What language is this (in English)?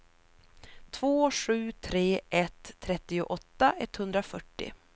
Swedish